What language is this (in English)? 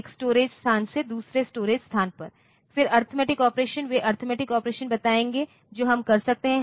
Hindi